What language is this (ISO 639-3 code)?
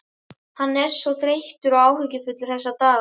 isl